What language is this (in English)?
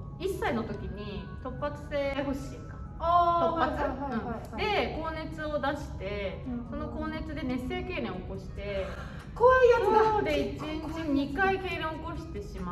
Japanese